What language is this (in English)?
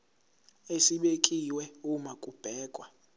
Zulu